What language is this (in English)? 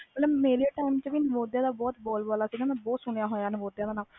Punjabi